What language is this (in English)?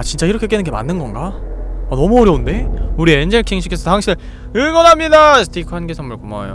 Korean